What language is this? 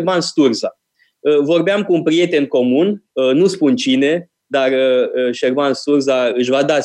Romanian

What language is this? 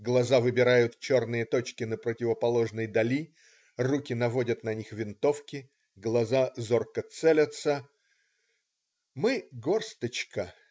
Russian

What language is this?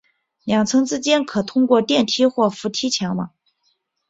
Chinese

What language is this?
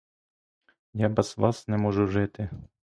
Ukrainian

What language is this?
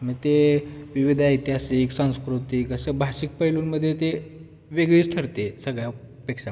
Marathi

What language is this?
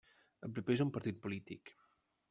Catalan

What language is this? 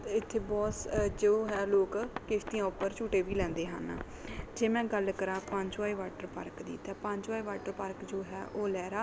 Punjabi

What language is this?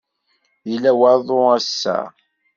Kabyle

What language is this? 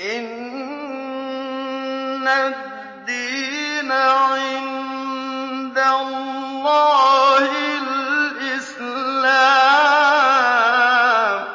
Arabic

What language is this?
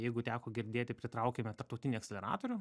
Lithuanian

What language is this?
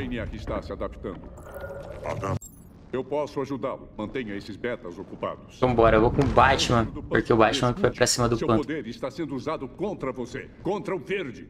Portuguese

